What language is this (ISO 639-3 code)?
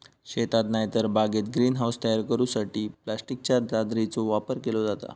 mar